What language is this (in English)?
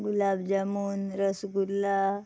Konkani